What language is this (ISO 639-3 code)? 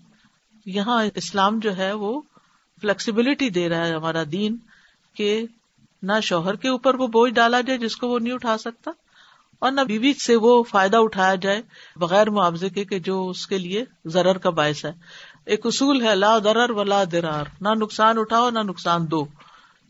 urd